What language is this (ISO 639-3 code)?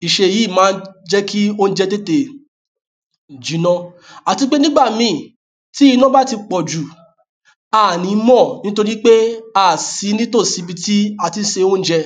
yor